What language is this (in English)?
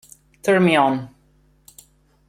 Italian